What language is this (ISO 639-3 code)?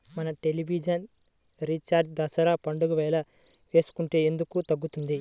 tel